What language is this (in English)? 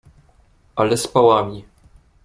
Polish